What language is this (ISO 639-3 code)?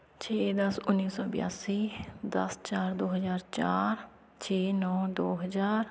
pan